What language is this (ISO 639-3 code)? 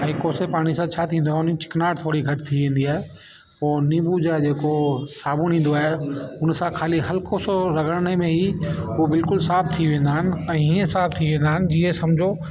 snd